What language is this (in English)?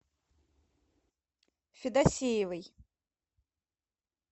Russian